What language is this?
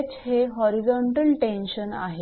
Marathi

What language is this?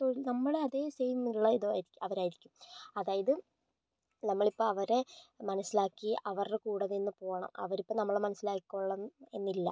Malayalam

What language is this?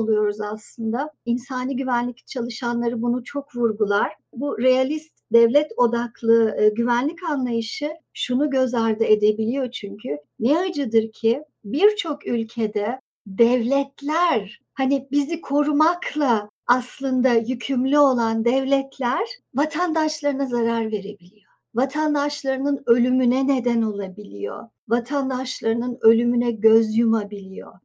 Turkish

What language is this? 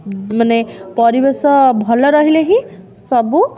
Odia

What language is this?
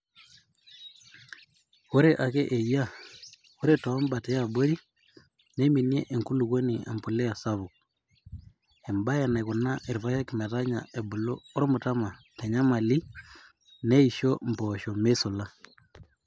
Masai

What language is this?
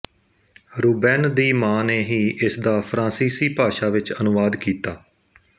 Punjabi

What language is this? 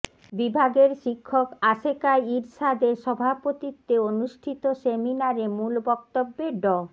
Bangla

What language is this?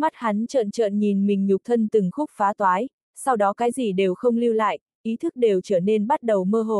Vietnamese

